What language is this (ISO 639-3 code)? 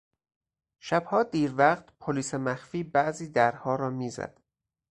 fas